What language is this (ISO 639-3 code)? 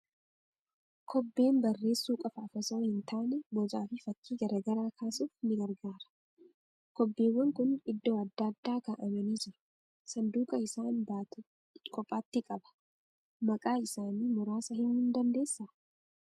orm